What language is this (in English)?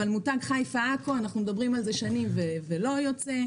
Hebrew